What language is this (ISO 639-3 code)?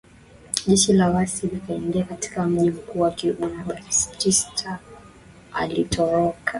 swa